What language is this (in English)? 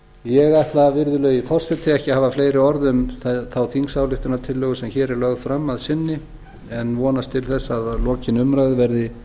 Icelandic